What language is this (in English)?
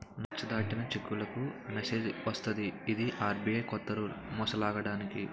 Telugu